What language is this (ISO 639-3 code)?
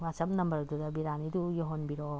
mni